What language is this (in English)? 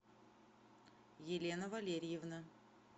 Russian